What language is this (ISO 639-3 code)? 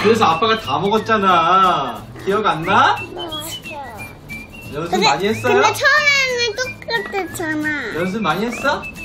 kor